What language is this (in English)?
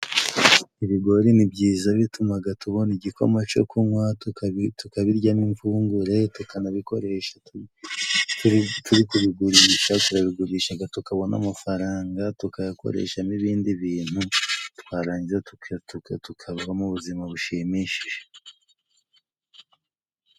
Kinyarwanda